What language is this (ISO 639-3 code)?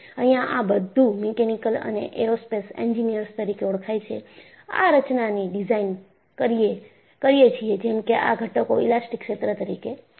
guj